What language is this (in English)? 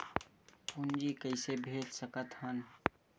Chhattisgarhi